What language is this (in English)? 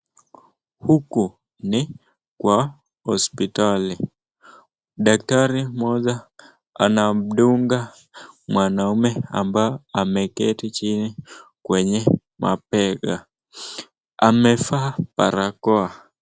Swahili